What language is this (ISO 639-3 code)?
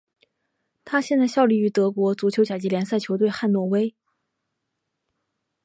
zho